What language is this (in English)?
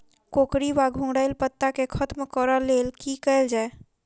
Maithili